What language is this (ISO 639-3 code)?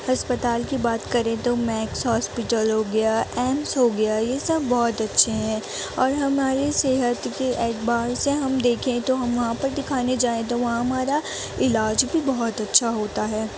urd